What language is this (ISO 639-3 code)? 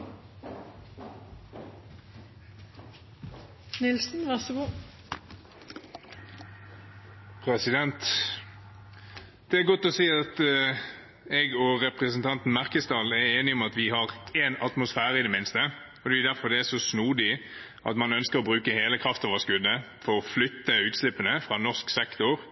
nob